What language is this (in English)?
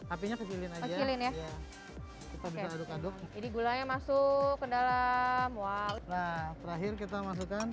Indonesian